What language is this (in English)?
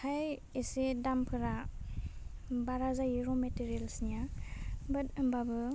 Bodo